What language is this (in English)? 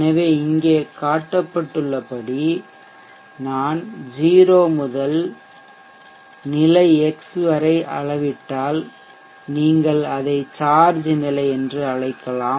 Tamil